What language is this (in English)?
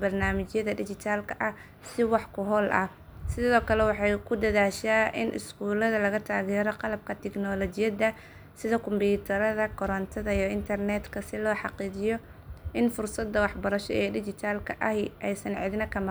Somali